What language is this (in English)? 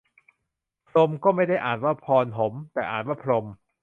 Thai